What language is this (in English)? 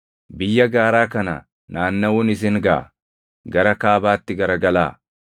Oromo